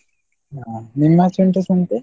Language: Kannada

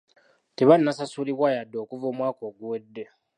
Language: Ganda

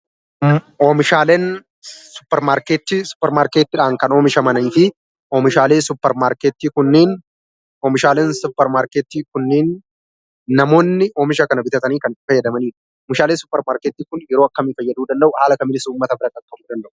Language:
Oromo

